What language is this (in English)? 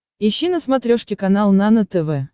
Russian